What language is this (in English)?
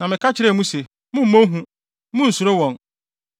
Akan